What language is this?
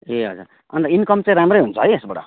Nepali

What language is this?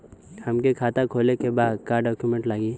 Bhojpuri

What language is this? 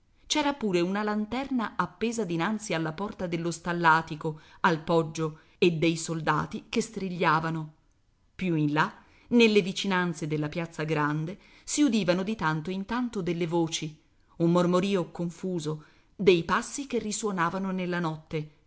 Italian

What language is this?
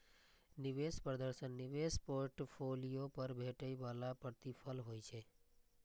Maithili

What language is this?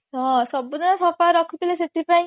Odia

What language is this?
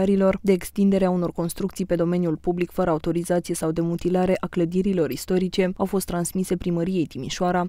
Romanian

